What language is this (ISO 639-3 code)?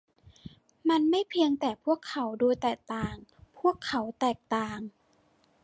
tha